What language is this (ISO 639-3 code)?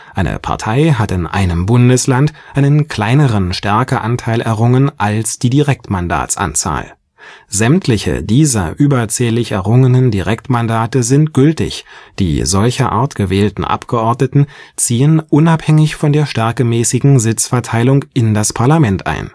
deu